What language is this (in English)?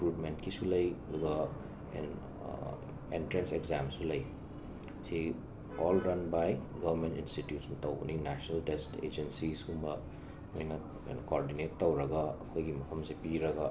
Manipuri